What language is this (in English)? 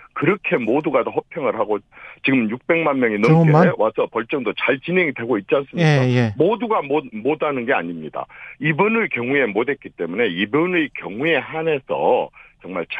Korean